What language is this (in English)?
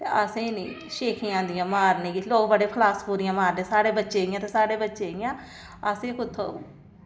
Dogri